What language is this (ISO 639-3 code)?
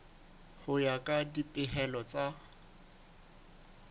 sot